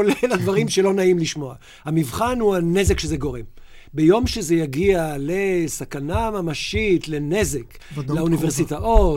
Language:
Hebrew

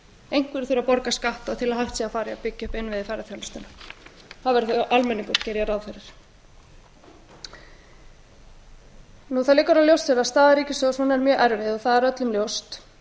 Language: Icelandic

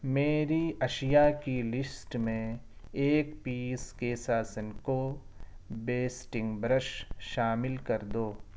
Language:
Urdu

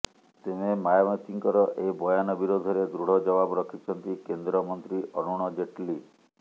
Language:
Odia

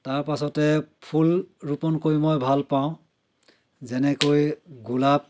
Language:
Assamese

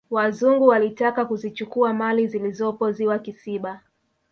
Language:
Swahili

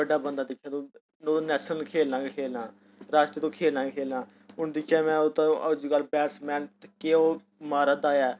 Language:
Dogri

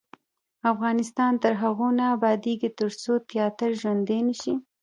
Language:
Pashto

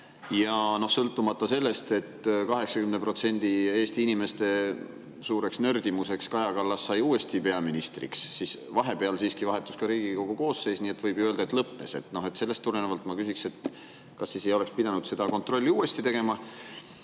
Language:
Estonian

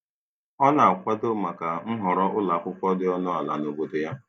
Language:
Igbo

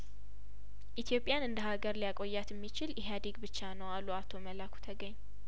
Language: Amharic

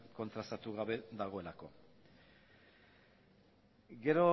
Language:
Basque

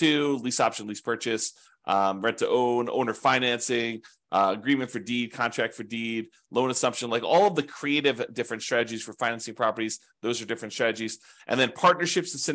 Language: English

